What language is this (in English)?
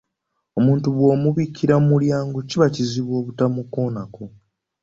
Ganda